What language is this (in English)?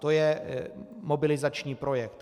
Czech